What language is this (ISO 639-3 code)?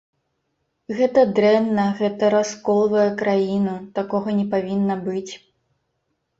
bel